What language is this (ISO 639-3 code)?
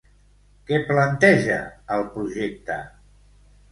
cat